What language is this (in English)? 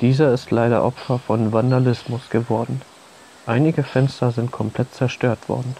German